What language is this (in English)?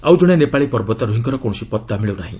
Odia